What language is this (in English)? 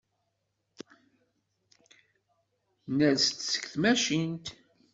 Kabyle